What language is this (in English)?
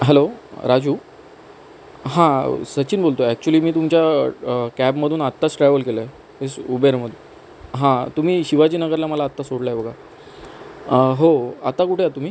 Marathi